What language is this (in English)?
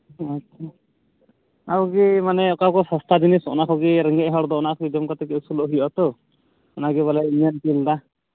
Santali